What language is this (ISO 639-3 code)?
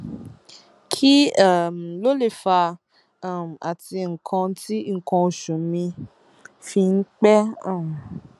yor